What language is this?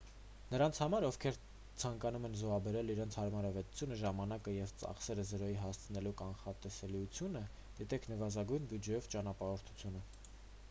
Armenian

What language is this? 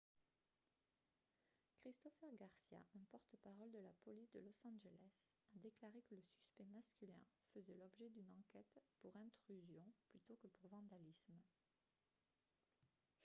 French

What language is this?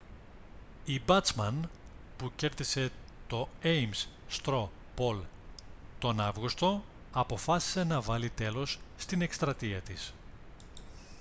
Greek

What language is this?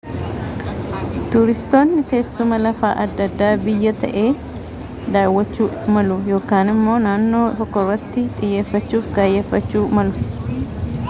Oromo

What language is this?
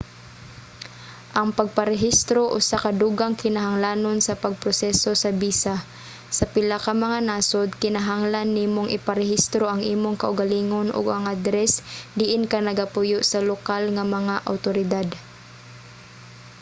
Cebuano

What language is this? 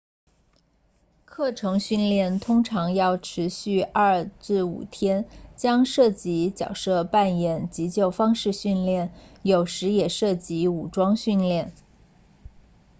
Chinese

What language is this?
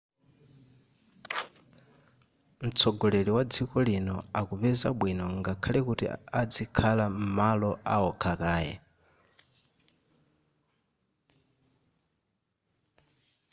Nyanja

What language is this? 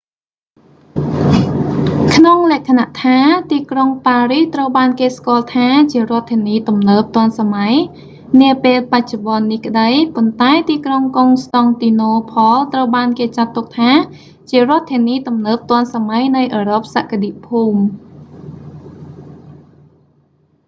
Khmer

